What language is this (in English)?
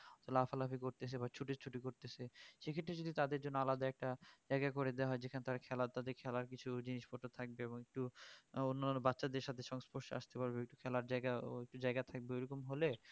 Bangla